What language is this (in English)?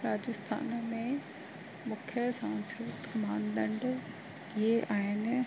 Sindhi